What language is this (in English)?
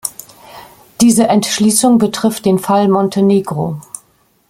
German